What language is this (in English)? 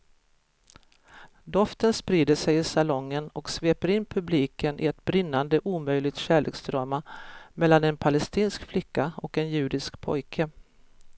Swedish